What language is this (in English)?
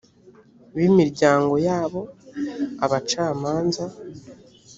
Kinyarwanda